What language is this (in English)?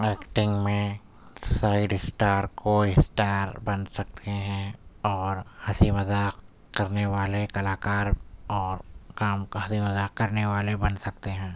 Urdu